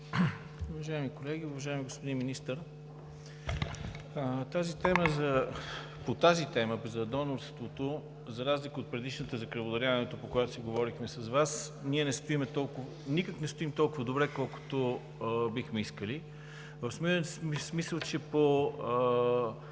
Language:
Bulgarian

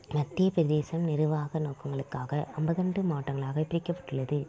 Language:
Tamil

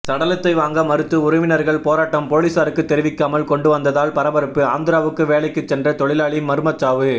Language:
Tamil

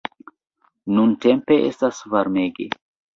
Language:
Esperanto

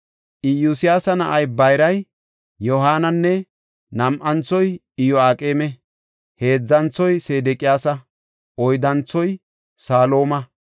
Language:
Gofa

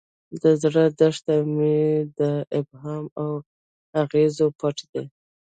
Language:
Pashto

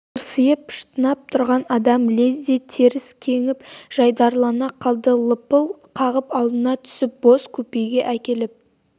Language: Kazakh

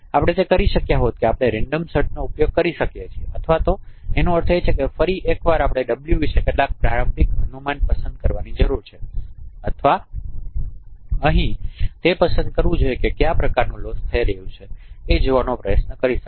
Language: Gujarati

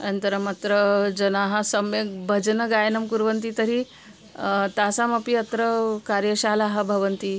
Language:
Sanskrit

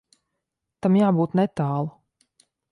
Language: Latvian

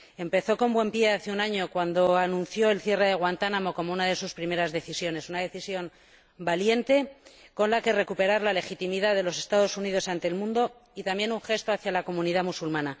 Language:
Spanish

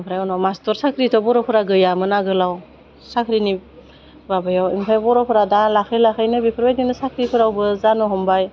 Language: Bodo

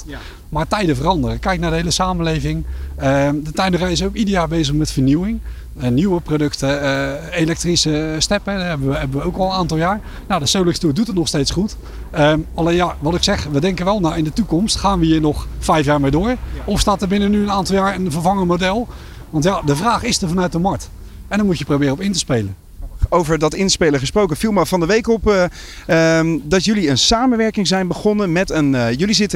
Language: Dutch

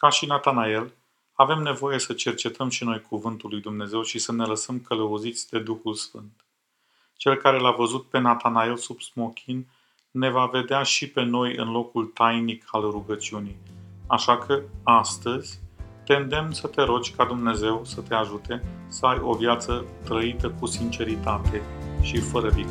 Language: Romanian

